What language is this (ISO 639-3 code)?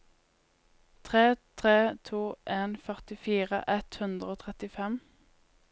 nor